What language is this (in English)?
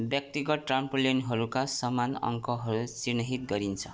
Nepali